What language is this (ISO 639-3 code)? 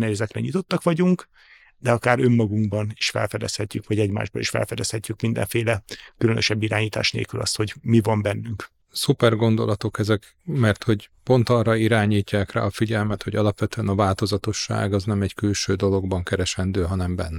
hun